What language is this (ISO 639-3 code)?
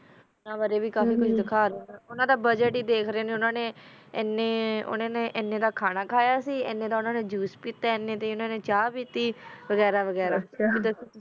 pan